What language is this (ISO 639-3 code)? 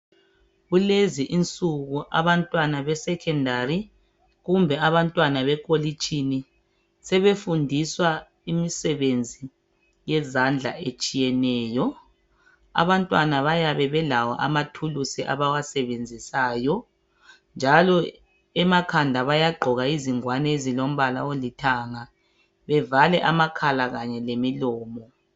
nde